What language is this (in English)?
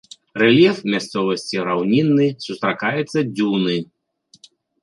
Belarusian